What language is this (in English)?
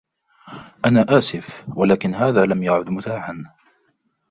Arabic